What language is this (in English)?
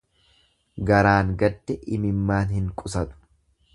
Oromo